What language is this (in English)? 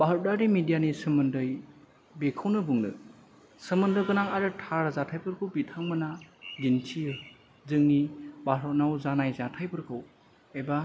Bodo